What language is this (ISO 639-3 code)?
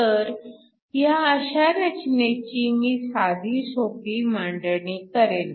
mar